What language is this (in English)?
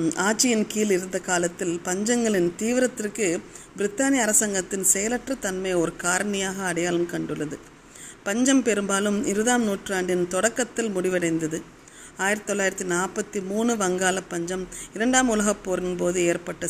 Tamil